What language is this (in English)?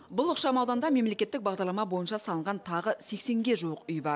Kazakh